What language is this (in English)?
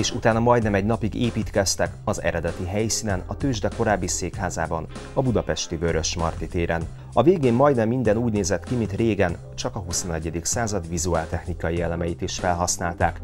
Hungarian